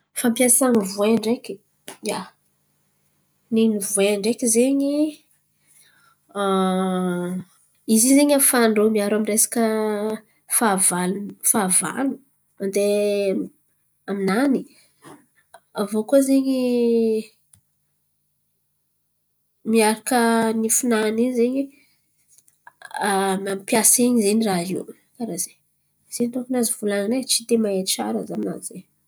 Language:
Antankarana Malagasy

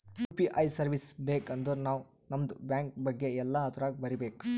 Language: Kannada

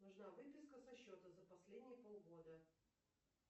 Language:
Russian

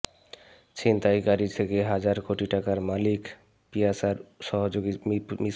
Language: Bangla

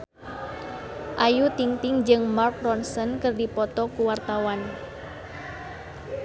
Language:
Sundanese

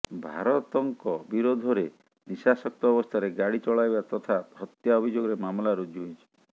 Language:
Odia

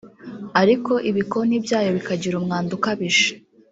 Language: Kinyarwanda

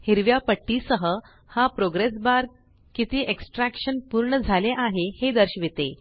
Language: Marathi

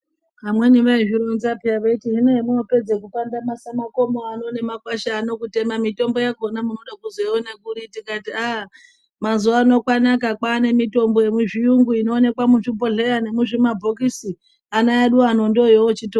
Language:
Ndau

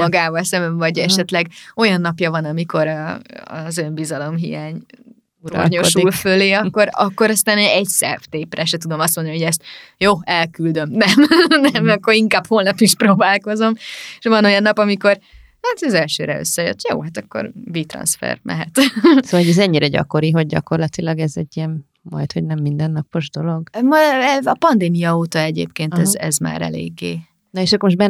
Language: Hungarian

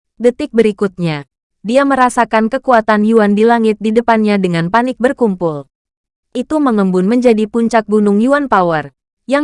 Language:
Indonesian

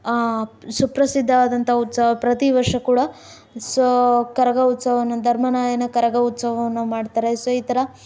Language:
Kannada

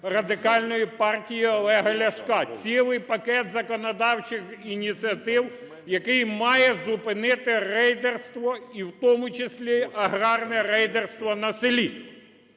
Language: Ukrainian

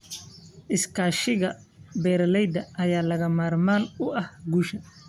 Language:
Somali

